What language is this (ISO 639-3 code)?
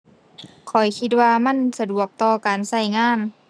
tha